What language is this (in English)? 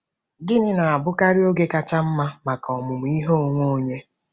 Igbo